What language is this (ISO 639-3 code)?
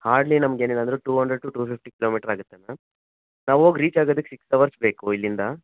kan